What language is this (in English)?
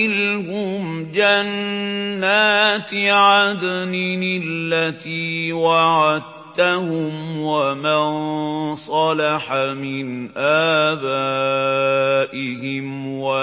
Arabic